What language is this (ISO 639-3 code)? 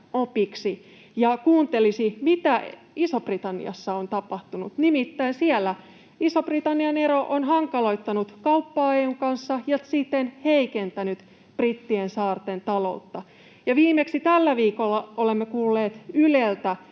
fin